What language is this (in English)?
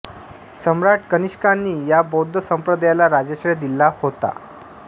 Marathi